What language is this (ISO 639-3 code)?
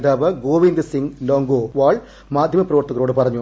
mal